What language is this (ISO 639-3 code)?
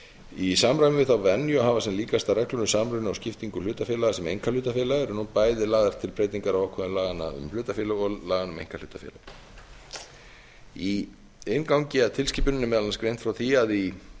isl